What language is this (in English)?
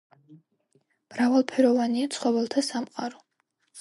Georgian